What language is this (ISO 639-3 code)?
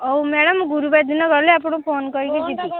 ori